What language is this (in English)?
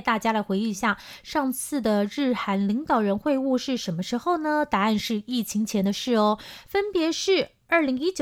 Chinese